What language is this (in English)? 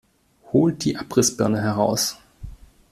German